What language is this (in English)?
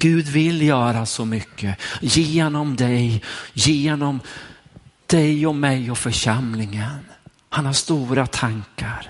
Swedish